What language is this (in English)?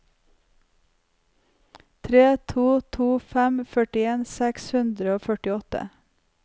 Norwegian